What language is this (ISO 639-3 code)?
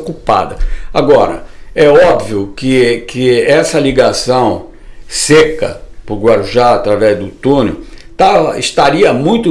por